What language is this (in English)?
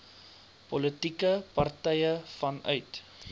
Afrikaans